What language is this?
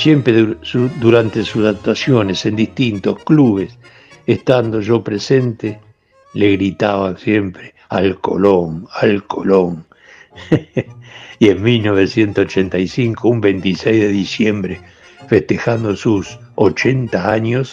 Spanish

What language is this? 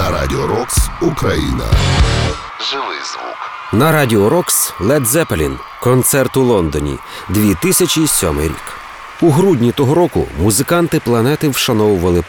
Ukrainian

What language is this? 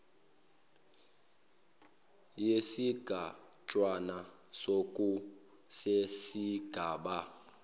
Zulu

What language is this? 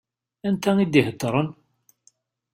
Kabyle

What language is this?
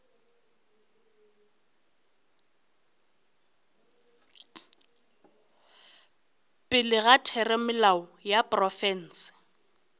Northern Sotho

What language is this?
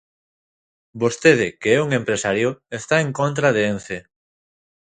Galician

